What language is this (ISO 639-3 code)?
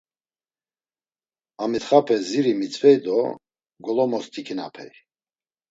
lzz